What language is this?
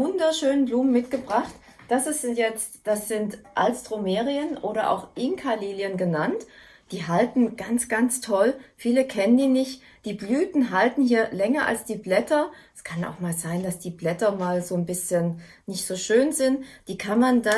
German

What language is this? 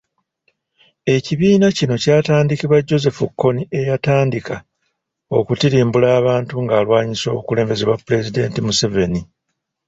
Ganda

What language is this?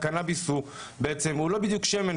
Hebrew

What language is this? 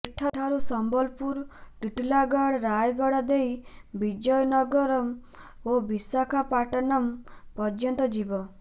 Odia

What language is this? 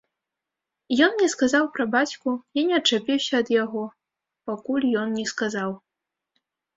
Belarusian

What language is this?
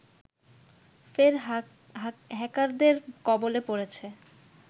Bangla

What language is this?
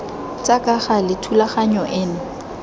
Tswana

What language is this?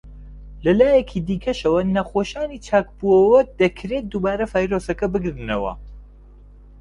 Central Kurdish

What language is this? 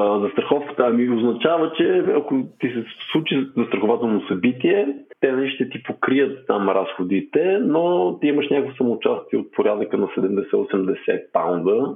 Bulgarian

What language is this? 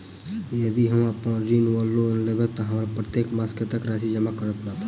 Maithili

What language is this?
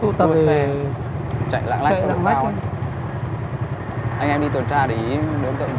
Vietnamese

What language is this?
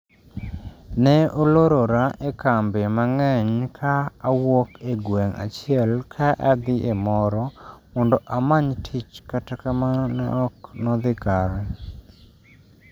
Luo (Kenya and Tanzania)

